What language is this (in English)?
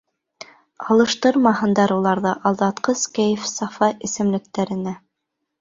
Bashkir